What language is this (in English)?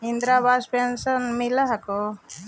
Magahi